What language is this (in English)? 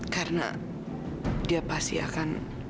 Indonesian